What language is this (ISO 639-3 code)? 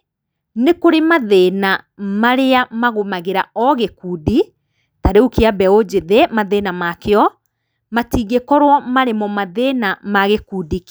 kik